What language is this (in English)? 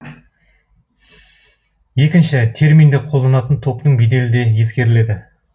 Kazakh